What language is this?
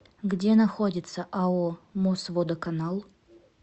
Russian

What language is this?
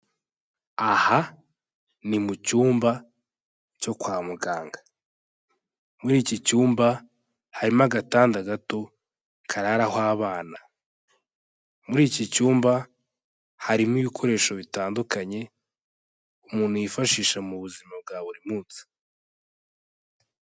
Kinyarwanda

